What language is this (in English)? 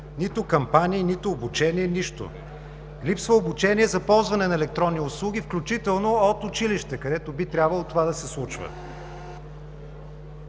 Bulgarian